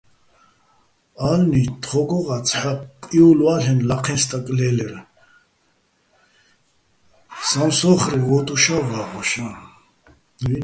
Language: Bats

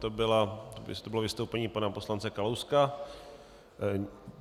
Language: Czech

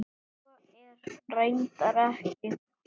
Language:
Icelandic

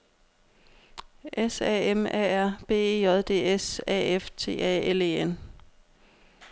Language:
Danish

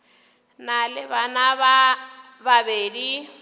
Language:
Northern Sotho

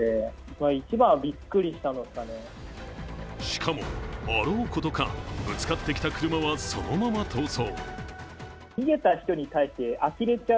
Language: Japanese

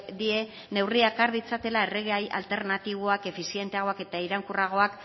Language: Basque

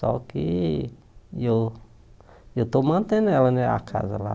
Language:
Portuguese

